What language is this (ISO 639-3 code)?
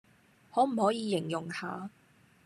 yue